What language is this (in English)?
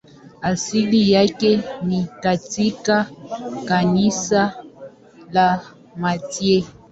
Swahili